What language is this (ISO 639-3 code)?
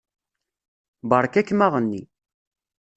kab